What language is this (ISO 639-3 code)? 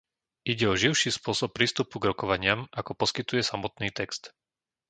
slk